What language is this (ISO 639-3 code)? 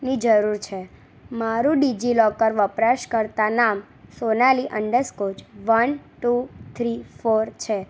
guj